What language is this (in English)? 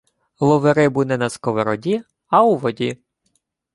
Ukrainian